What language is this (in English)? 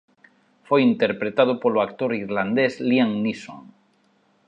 Galician